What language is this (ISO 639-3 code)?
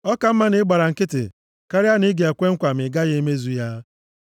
ibo